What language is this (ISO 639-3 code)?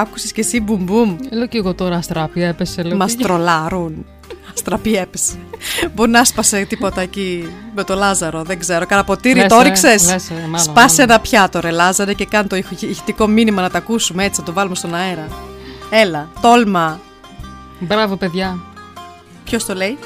ell